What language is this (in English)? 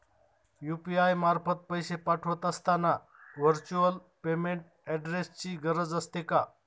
Marathi